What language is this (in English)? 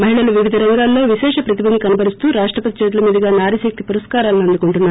Telugu